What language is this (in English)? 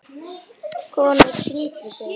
Icelandic